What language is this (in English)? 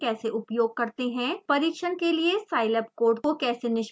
Hindi